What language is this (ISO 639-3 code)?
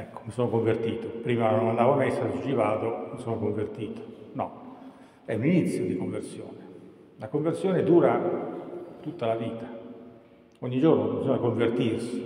ita